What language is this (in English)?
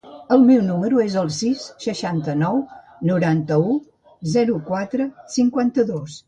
Catalan